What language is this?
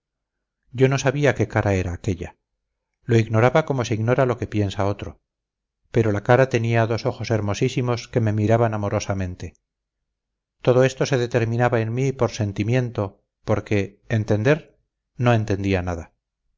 Spanish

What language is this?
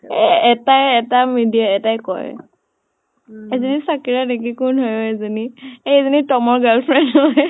Assamese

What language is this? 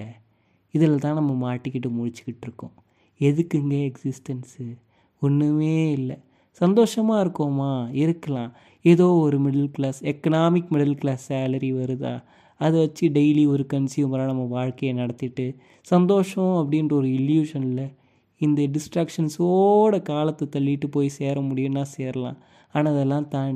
Tamil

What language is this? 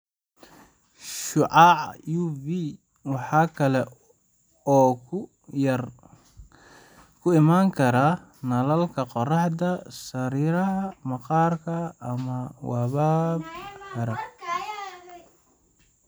Somali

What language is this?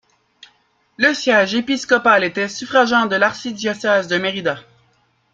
French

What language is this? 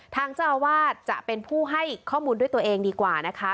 Thai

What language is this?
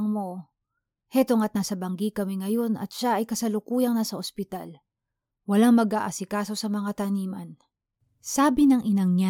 Filipino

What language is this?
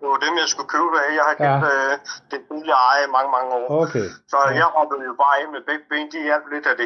Danish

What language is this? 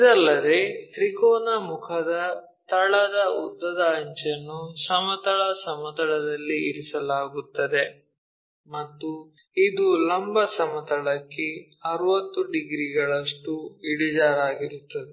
Kannada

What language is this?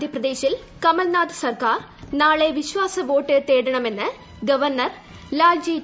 Malayalam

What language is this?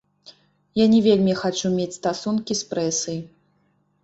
Belarusian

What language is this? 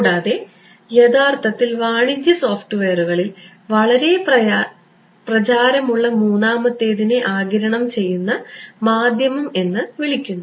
Malayalam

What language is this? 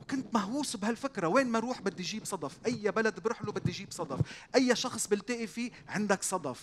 Arabic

